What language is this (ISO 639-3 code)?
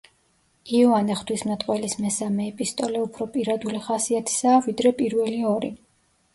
kat